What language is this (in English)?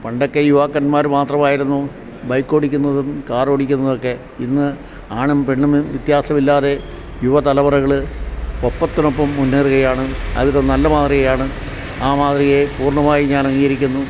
Malayalam